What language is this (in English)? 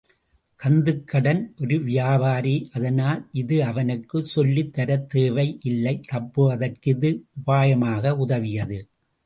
Tamil